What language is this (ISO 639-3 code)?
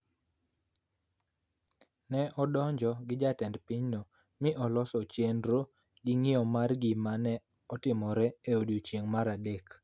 luo